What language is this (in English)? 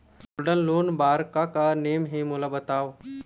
Chhattisgarhi